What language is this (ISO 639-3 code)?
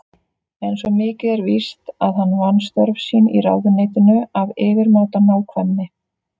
isl